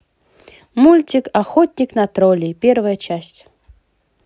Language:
Russian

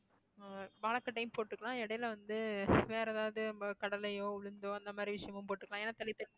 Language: Tamil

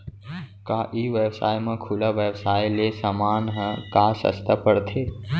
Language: Chhattisgarhi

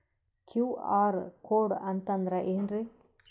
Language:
Kannada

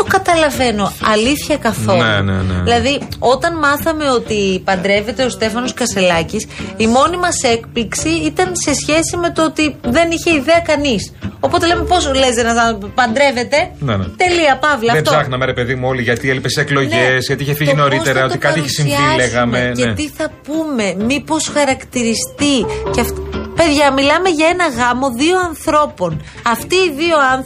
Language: Greek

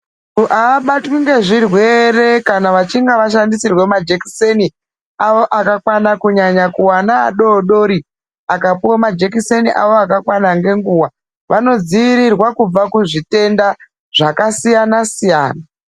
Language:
Ndau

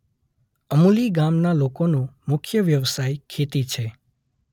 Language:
Gujarati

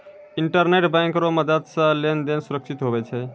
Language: Maithili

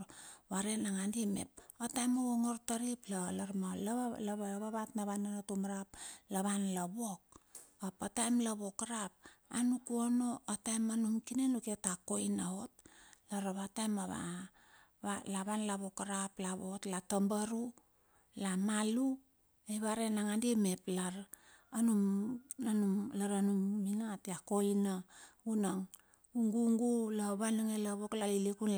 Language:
Bilur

